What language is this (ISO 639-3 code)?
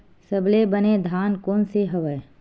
hne